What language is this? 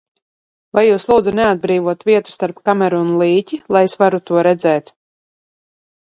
Latvian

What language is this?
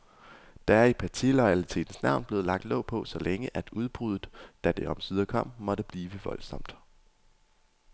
Danish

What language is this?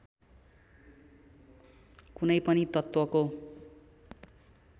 Nepali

